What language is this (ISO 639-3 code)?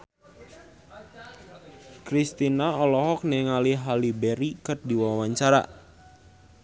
sun